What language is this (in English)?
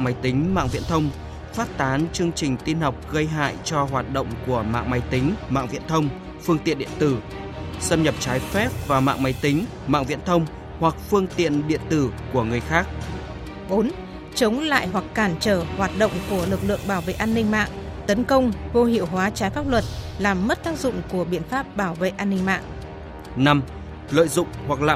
Vietnamese